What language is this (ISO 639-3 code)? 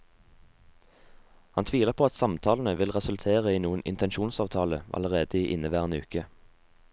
nor